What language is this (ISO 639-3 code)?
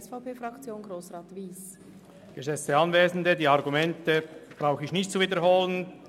gsw